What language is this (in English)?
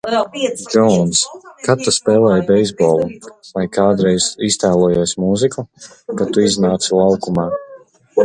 Latvian